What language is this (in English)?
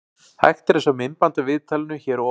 Icelandic